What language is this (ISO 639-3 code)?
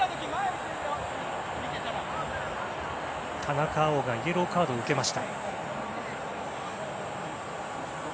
jpn